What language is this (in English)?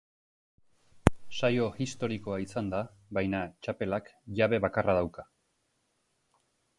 Basque